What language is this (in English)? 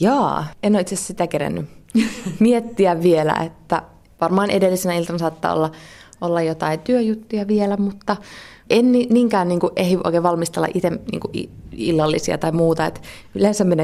Finnish